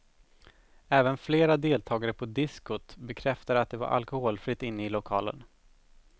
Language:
Swedish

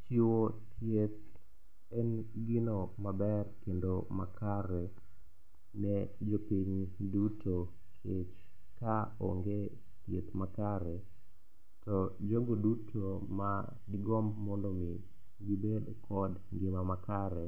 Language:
Luo (Kenya and Tanzania)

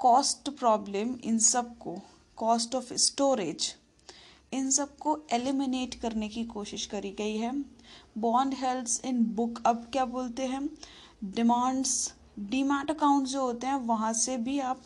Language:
Hindi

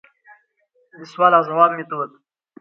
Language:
Pashto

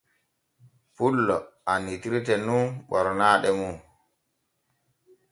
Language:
Borgu Fulfulde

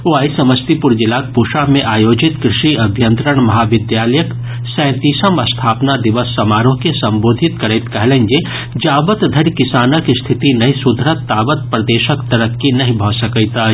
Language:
Maithili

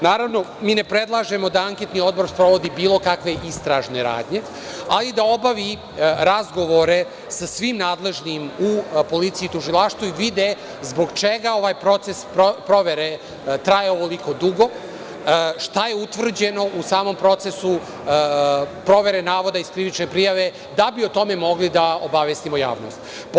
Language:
Serbian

